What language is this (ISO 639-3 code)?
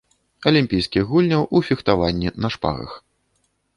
bel